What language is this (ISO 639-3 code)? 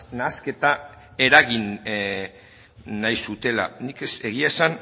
eus